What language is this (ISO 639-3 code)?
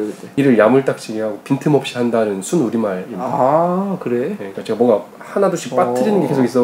kor